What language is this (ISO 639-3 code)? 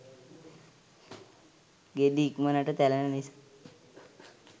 sin